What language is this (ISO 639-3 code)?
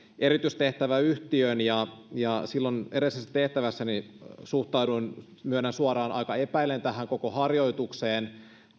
fin